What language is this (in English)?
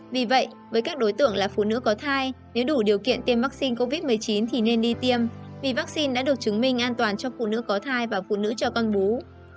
Vietnamese